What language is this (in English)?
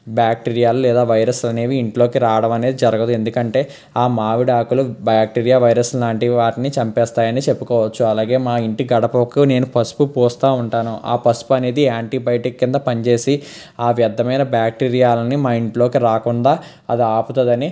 Telugu